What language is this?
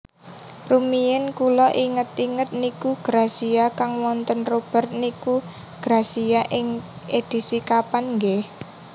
Javanese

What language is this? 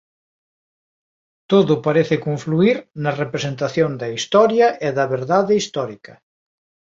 Galician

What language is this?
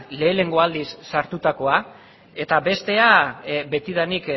Basque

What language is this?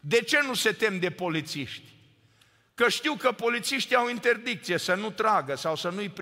Romanian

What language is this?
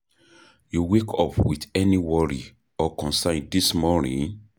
Nigerian Pidgin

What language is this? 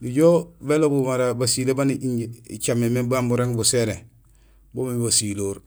Gusilay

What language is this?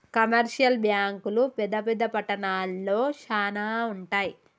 Telugu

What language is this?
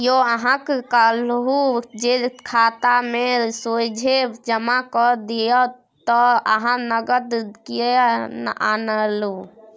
Maithili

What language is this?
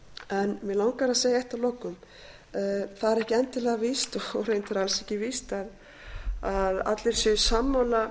Icelandic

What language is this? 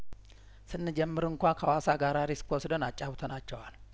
Amharic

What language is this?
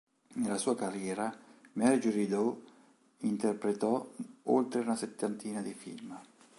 Italian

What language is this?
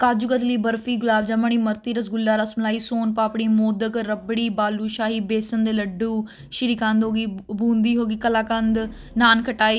Punjabi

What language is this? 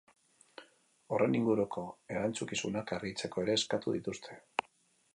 Basque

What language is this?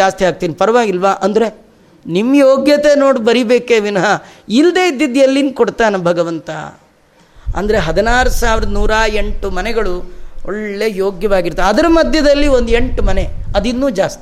Kannada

